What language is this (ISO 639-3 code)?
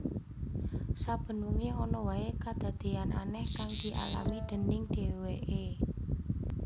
jav